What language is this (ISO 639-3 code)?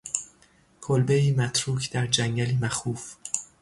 fas